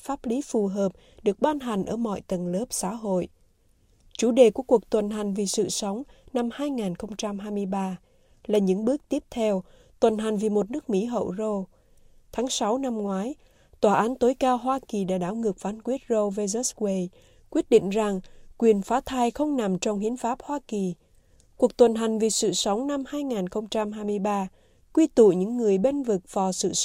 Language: Vietnamese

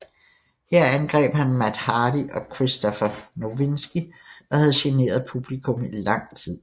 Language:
Danish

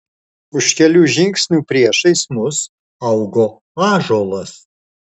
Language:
Lithuanian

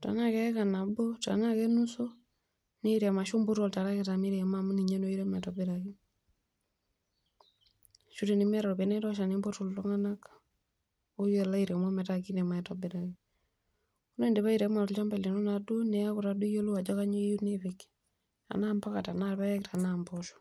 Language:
Masai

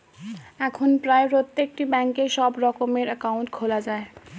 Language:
Bangla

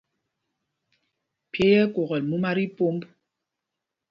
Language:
Mpumpong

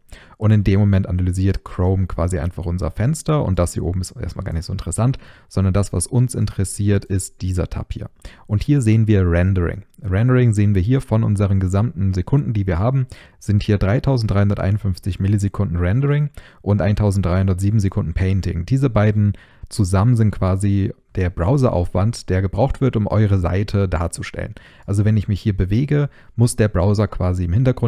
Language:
German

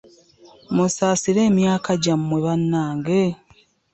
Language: Ganda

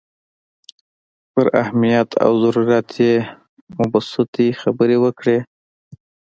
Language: Pashto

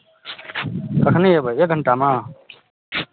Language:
Maithili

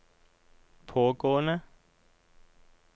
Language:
Norwegian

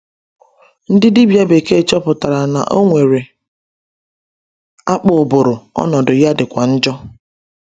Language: Igbo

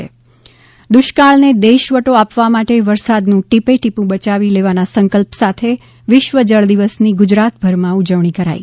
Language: Gujarati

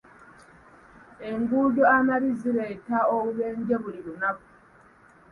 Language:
Ganda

